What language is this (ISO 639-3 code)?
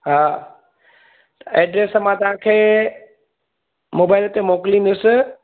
snd